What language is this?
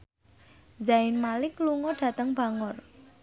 Javanese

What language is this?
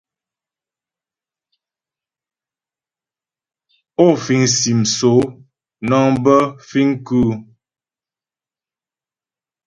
Ghomala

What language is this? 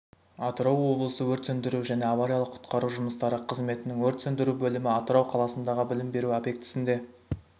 Kazakh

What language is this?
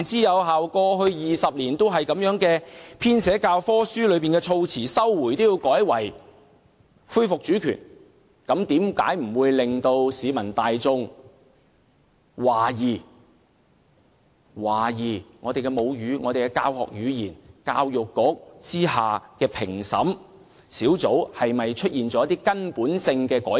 Cantonese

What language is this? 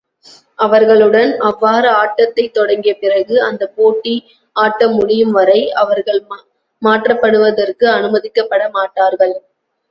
Tamil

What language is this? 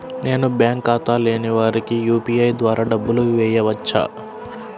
Telugu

